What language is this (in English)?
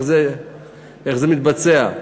Hebrew